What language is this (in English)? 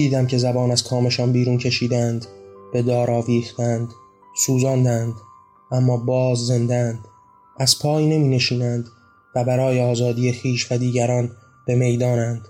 Persian